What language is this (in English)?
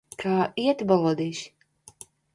Latvian